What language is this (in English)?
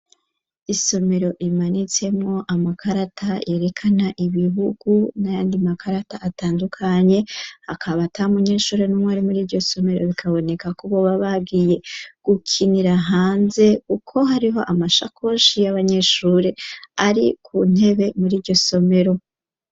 Rundi